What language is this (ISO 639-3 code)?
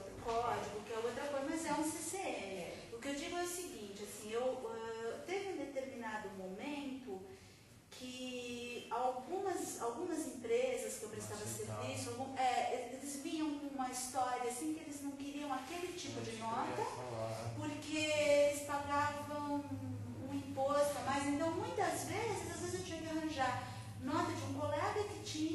por